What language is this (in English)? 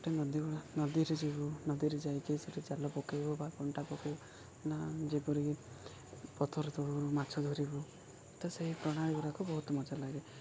Odia